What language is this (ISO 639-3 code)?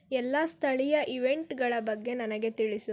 kan